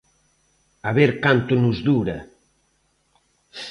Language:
Galician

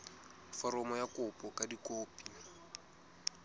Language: Southern Sotho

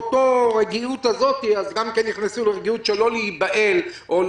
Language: Hebrew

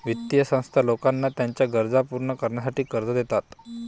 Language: Marathi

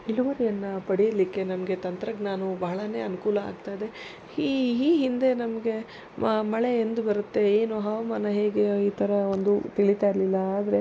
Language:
Kannada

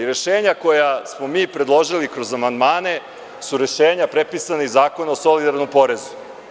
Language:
Serbian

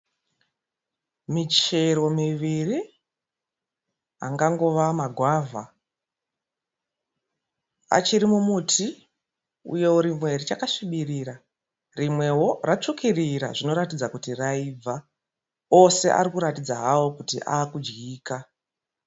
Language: Shona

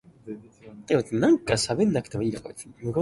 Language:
Cantonese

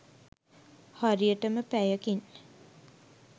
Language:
Sinhala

